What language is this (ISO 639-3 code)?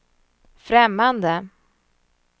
swe